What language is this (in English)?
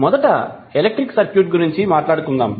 Telugu